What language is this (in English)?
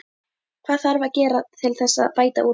Icelandic